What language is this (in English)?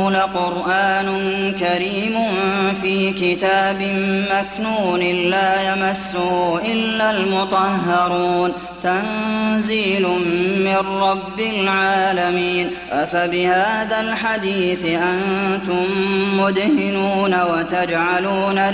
Arabic